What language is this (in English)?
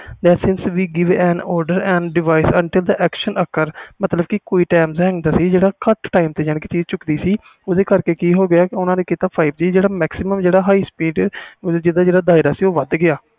Punjabi